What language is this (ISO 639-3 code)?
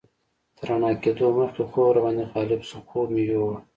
pus